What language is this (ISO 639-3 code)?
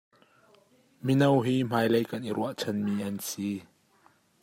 cnh